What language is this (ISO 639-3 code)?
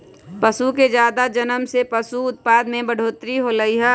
mag